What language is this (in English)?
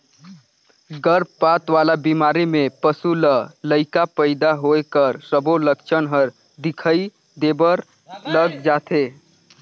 Chhattisgarhi